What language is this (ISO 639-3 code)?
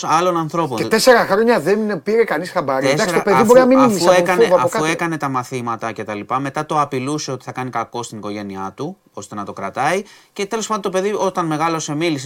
ell